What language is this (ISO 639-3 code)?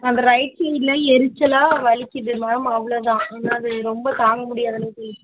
tam